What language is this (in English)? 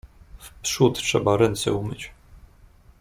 Polish